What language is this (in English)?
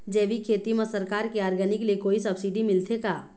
Chhattisgarhi